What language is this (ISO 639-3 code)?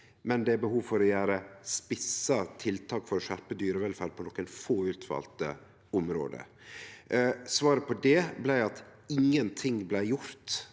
nor